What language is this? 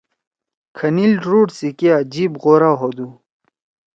Torwali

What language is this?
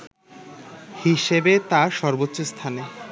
Bangla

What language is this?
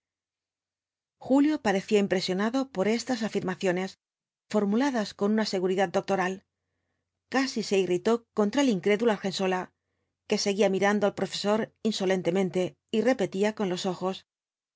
Spanish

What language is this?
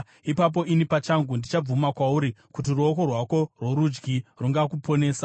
Shona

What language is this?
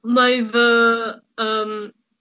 Welsh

